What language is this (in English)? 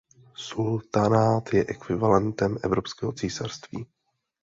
Czech